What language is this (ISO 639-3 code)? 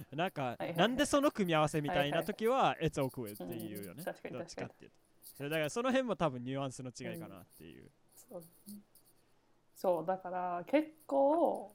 jpn